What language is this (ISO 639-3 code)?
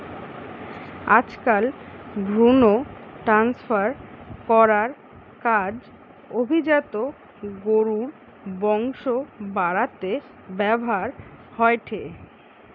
ben